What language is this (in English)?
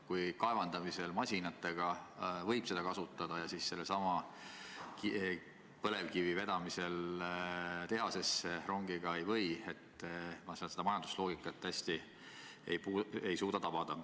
Estonian